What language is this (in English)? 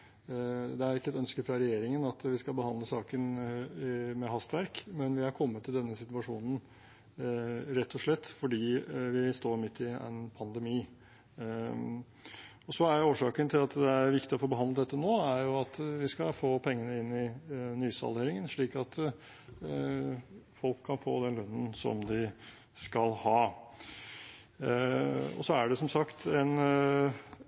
Norwegian Bokmål